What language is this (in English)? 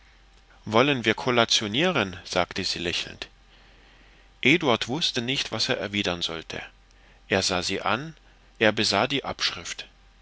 German